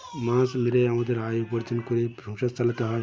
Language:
Bangla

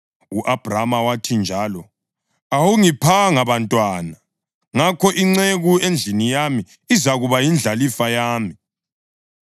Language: North Ndebele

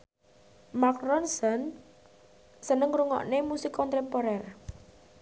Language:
Javanese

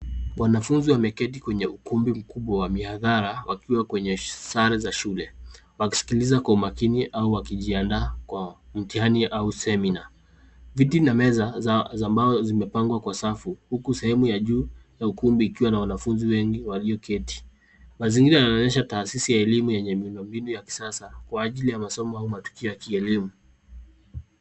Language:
Swahili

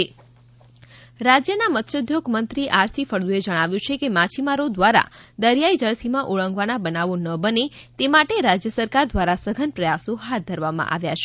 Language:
Gujarati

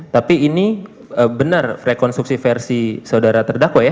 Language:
Indonesian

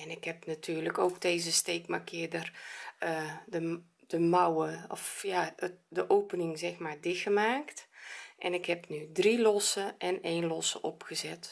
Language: Dutch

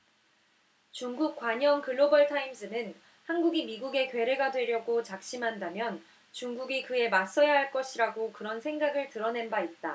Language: Korean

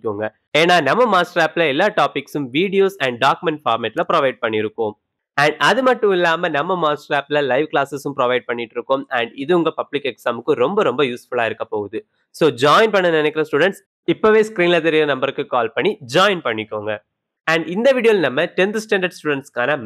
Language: Tamil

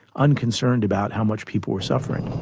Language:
English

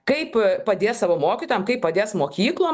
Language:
Lithuanian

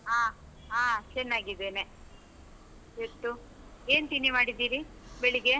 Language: Kannada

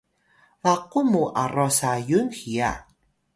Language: Atayal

